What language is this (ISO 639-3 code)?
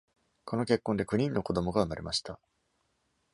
jpn